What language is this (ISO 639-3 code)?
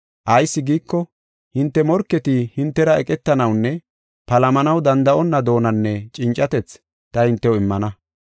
gof